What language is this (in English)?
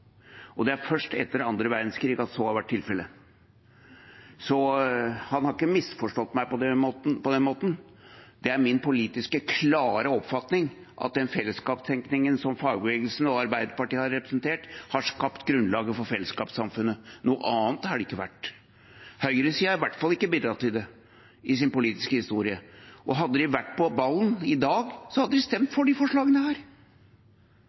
Norwegian Bokmål